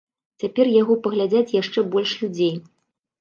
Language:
Belarusian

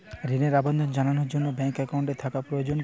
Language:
Bangla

